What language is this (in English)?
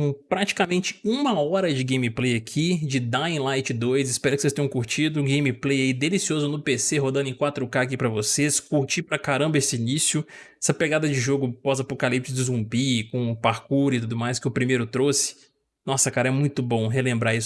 Portuguese